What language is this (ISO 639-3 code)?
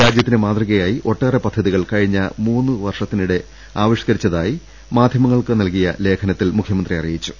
mal